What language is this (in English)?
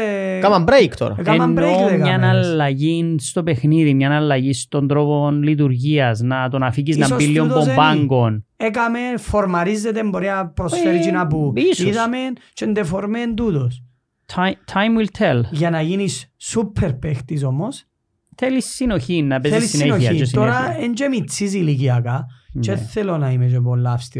Greek